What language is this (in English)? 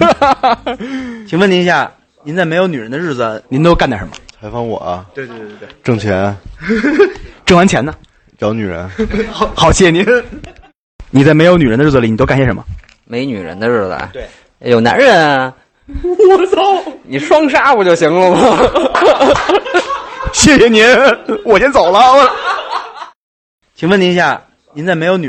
Chinese